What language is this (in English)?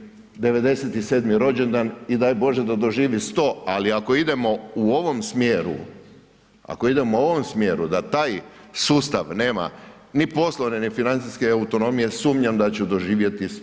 Croatian